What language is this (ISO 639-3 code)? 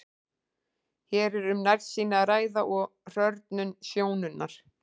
isl